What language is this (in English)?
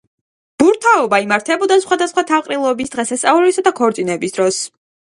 Georgian